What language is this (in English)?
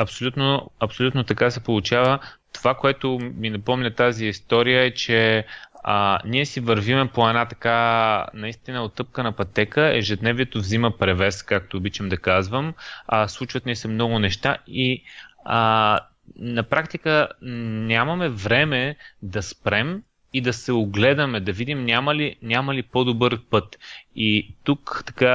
Bulgarian